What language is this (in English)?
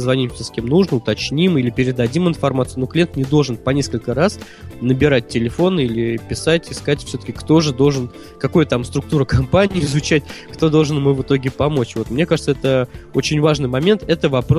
Russian